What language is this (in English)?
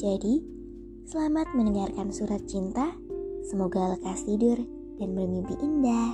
Indonesian